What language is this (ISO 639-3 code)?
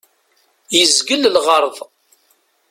kab